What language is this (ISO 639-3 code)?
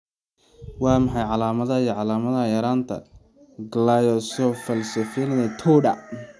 som